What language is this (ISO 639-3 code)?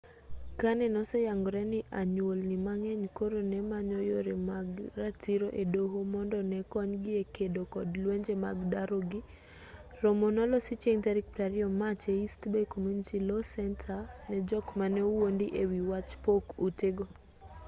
luo